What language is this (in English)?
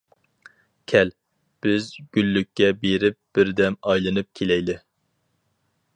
Uyghur